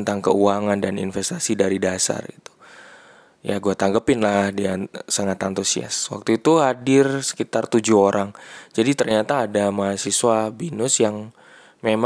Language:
Indonesian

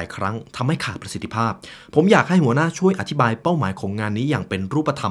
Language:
Thai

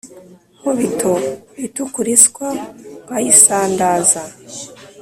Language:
Kinyarwanda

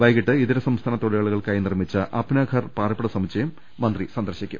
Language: Malayalam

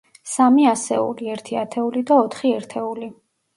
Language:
Georgian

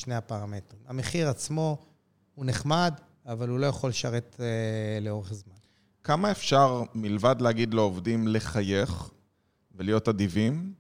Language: Hebrew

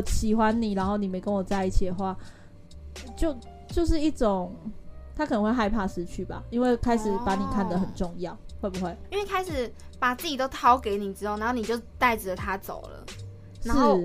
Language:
Chinese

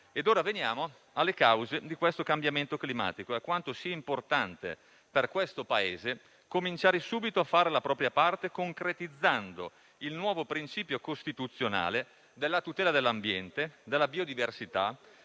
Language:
Italian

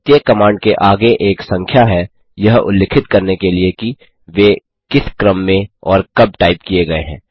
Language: Hindi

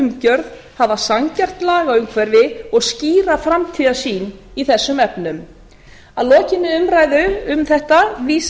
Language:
Icelandic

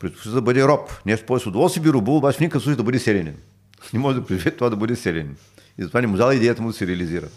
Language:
Bulgarian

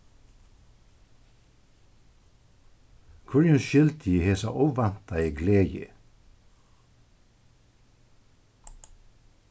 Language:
Faroese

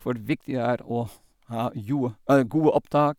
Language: Norwegian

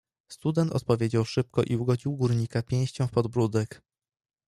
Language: Polish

